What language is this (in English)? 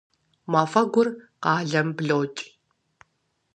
Kabardian